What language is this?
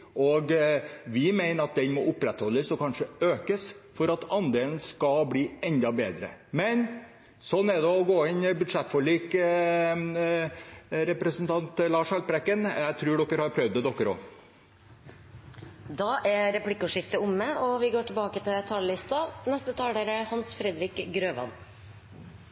Norwegian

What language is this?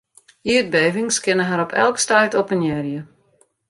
Western Frisian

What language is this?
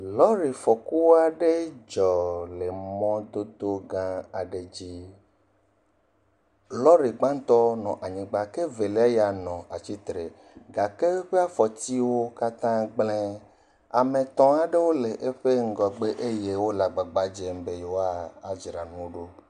Ewe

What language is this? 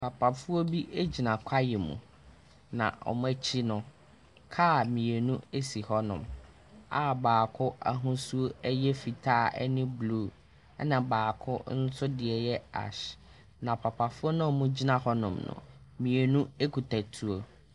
Akan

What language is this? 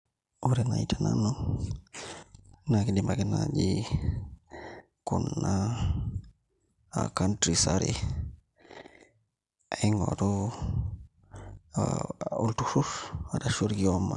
Masai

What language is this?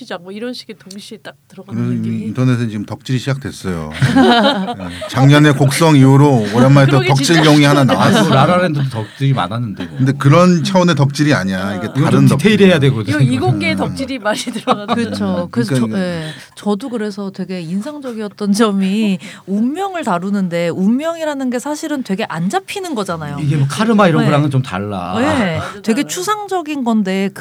Korean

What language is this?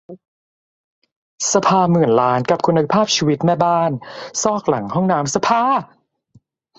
Thai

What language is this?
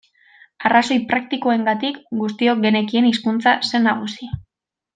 Basque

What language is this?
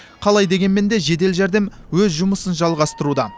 Kazakh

